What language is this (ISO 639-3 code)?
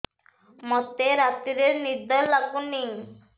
ori